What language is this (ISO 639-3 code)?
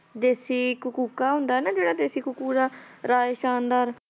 pan